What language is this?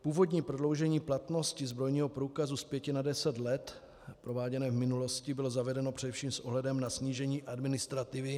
Czech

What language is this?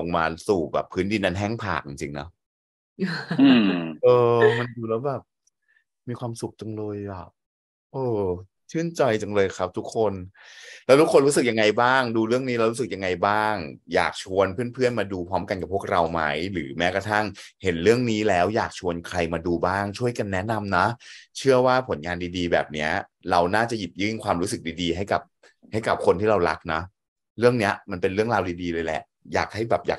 Thai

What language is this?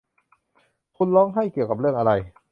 Thai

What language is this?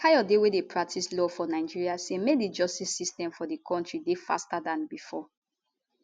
Nigerian Pidgin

